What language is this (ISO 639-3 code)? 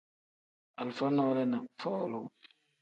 kdh